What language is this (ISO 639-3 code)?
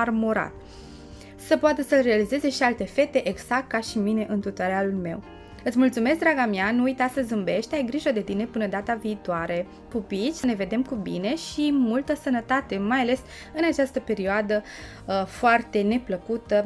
ron